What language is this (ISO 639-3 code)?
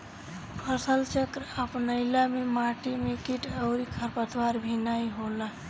bho